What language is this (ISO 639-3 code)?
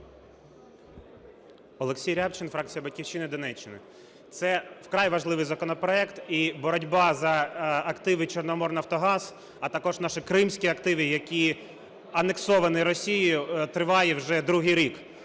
ukr